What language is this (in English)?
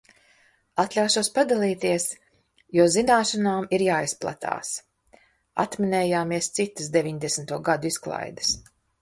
Latvian